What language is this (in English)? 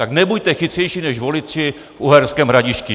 Czech